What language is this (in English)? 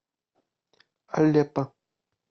Russian